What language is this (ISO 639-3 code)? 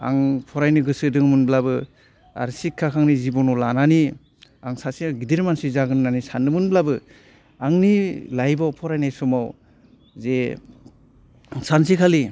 brx